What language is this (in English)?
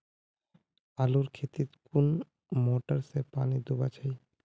Magahi